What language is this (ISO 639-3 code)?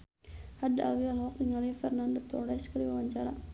sun